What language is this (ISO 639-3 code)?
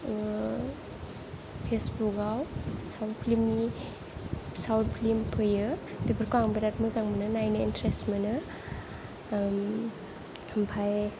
brx